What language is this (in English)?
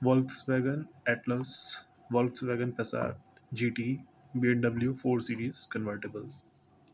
Urdu